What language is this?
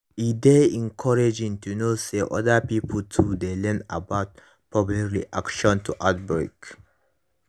Nigerian Pidgin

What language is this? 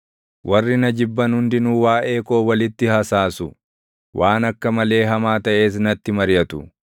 Oromo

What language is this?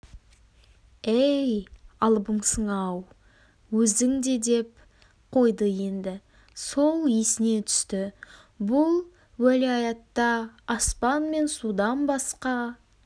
Kazakh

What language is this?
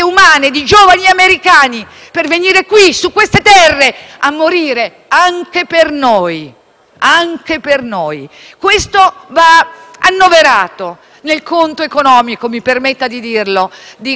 Italian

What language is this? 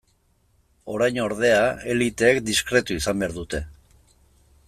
Basque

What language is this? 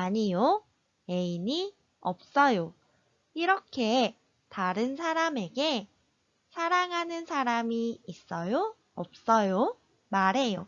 Korean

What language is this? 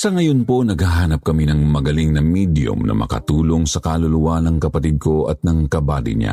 Filipino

